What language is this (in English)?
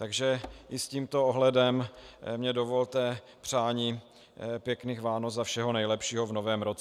Czech